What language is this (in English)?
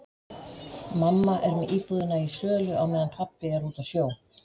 Icelandic